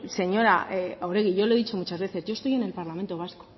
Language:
Spanish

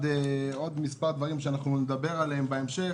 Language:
Hebrew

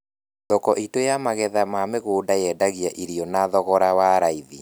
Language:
Kikuyu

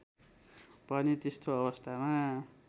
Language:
Nepali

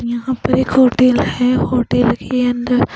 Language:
Hindi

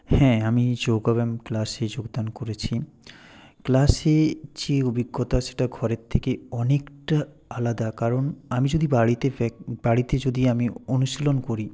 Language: Bangla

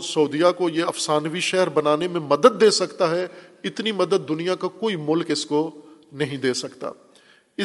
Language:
Urdu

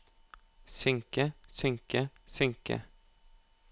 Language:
Norwegian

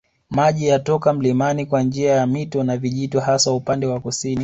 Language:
Swahili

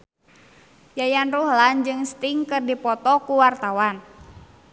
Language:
Sundanese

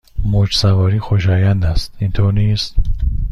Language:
Persian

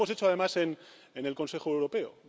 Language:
Spanish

